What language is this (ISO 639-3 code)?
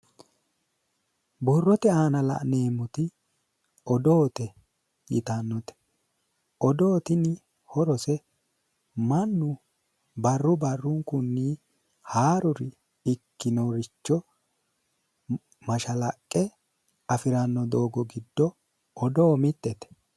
sid